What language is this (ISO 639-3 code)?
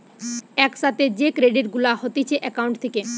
ben